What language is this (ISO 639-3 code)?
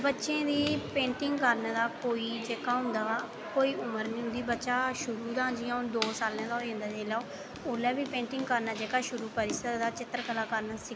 doi